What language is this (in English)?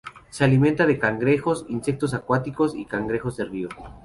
Spanish